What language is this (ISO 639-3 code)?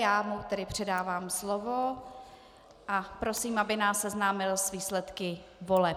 ces